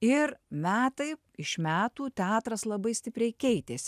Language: Lithuanian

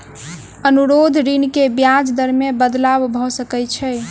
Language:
Maithili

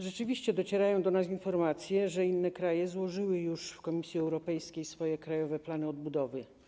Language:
Polish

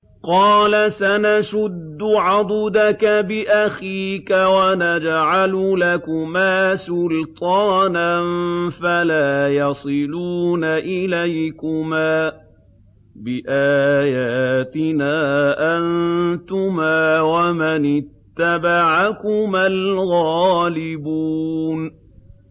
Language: Arabic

